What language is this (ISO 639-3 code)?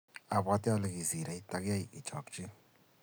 kln